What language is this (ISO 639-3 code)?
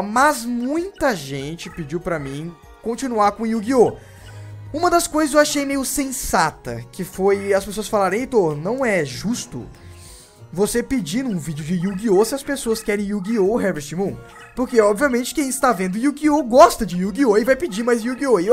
por